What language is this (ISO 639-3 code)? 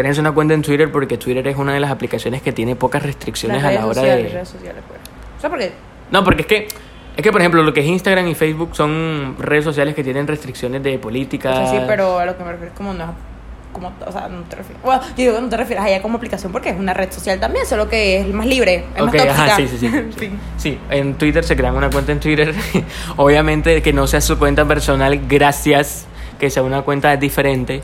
spa